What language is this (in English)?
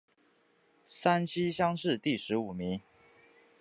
Chinese